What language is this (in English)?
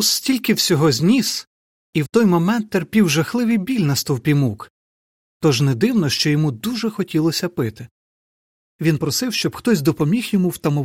Ukrainian